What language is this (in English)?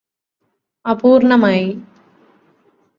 Malayalam